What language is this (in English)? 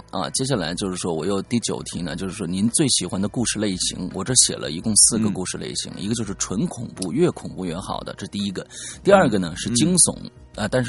Chinese